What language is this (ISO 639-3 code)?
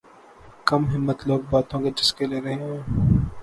urd